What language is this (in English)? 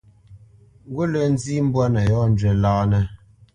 Bamenyam